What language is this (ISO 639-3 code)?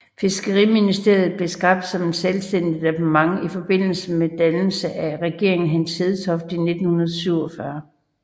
dan